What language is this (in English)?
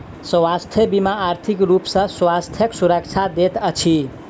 Maithili